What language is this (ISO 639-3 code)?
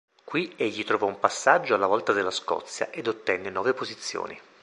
ita